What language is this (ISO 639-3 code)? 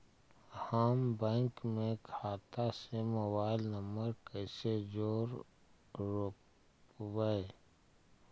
mag